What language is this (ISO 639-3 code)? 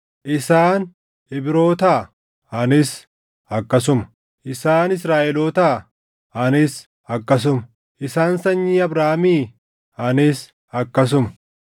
orm